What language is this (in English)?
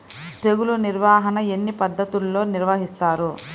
Telugu